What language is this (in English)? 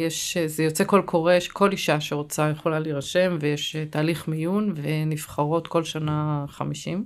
Hebrew